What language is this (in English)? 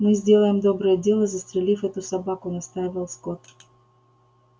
Russian